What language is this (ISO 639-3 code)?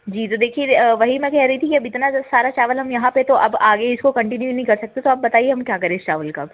hin